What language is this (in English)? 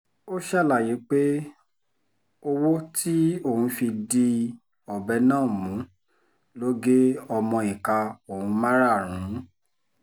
Yoruba